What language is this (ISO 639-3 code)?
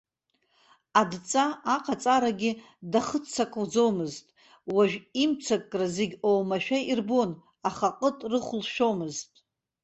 abk